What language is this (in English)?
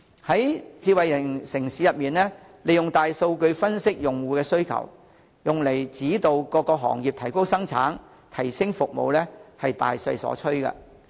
Cantonese